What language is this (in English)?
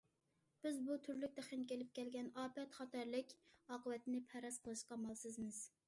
Uyghur